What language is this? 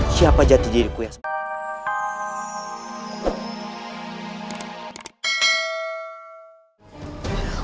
Indonesian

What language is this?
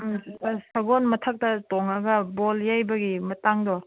Manipuri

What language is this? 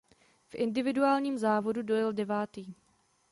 Czech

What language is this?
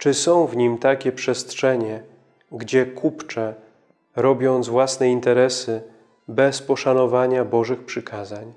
Polish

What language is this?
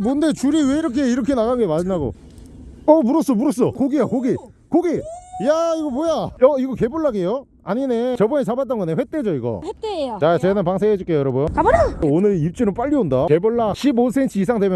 Korean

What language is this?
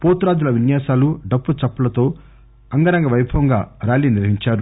Telugu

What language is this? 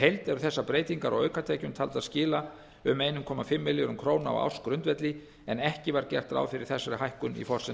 Icelandic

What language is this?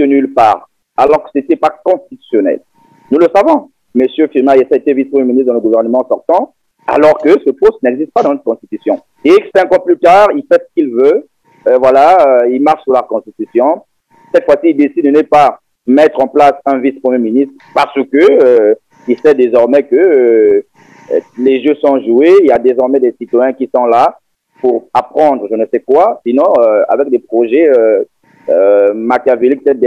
French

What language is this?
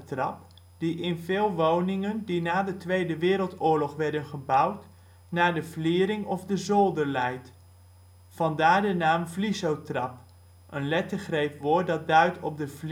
Dutch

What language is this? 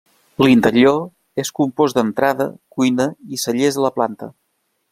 Catalan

